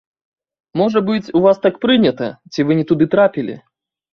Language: Belarusian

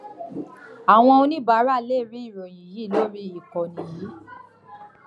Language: Yoruba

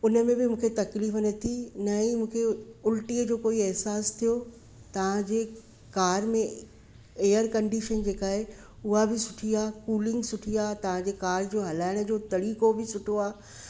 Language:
Sindhi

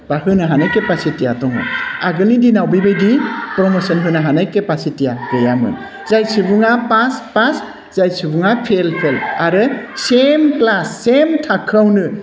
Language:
Bodo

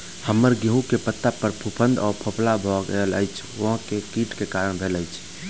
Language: Maithili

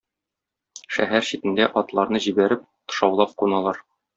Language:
Tatar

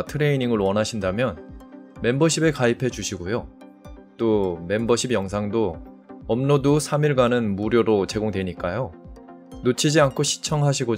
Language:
Korean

